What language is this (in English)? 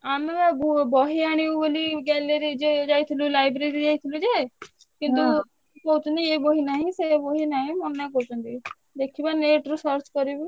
Odia